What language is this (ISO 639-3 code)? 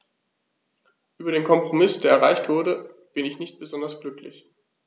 deu